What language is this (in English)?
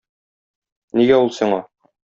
Tatar